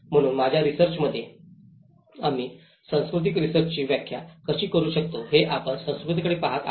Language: Marathi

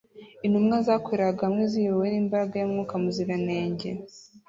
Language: Kinyarwanda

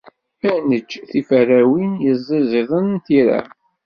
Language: Kabyle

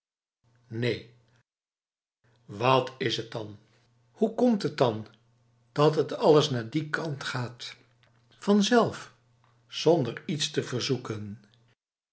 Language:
Dutch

